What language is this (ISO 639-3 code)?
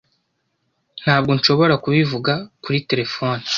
kin